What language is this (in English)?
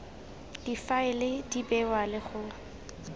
Tswana